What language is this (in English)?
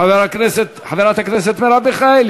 Hebrew